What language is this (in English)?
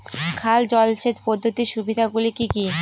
Bangla